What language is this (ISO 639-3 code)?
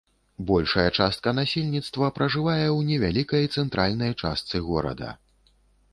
bel